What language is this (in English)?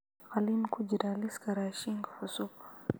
Somali